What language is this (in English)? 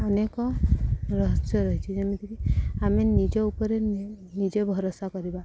Odia